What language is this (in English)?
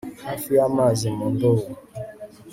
Kinyarwanda